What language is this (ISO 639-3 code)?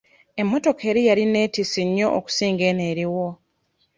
lug